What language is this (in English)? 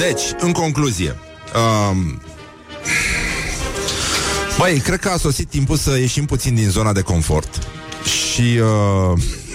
Romanian